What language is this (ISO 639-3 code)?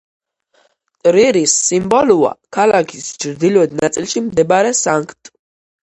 kat